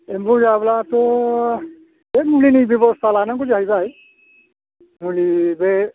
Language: Bodo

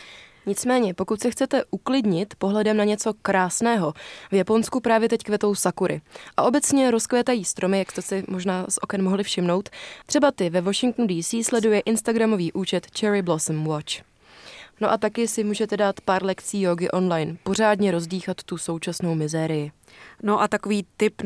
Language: Czech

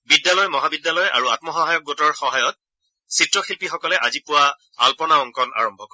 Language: Assamese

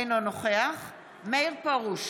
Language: Hebrew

